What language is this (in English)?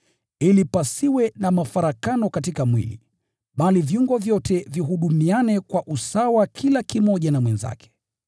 Swahili